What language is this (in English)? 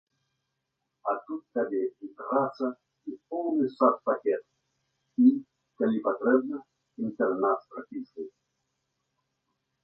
Belarusian